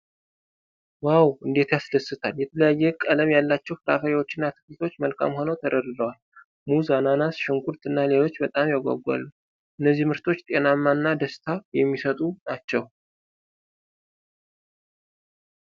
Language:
Amharic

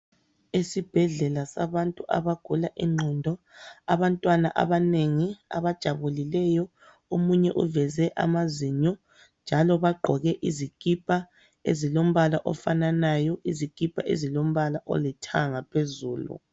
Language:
North Ndebele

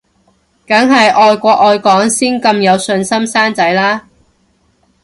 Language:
Cantonese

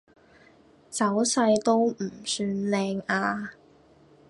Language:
Cantonese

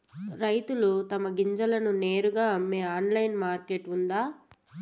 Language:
Telugu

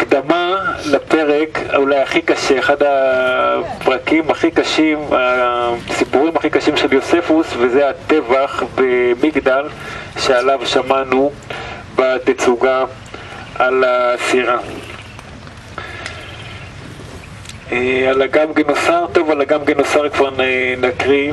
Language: Hebrew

